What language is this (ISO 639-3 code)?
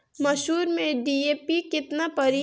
bho